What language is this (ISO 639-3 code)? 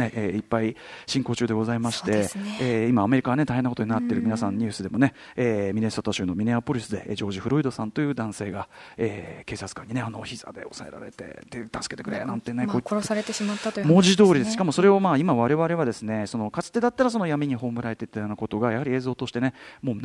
jpn